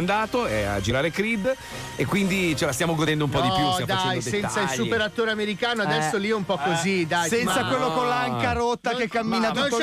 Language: Italian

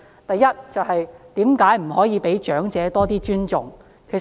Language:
Cantonese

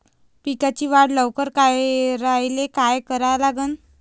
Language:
Marathi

